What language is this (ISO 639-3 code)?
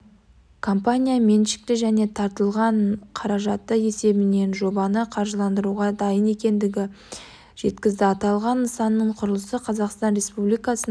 kaz